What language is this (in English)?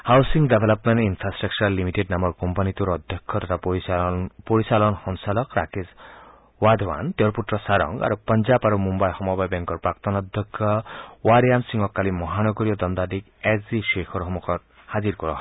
Assamese